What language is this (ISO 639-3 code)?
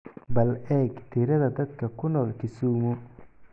som